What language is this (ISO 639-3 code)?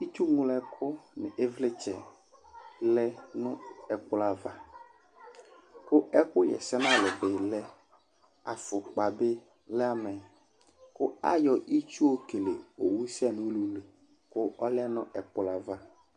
kpo